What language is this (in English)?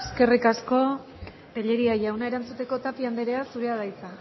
Basque